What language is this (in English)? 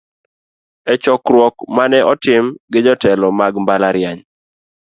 Luo (Kenya and Tanzania)